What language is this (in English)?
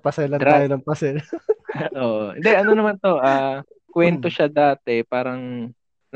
Filipino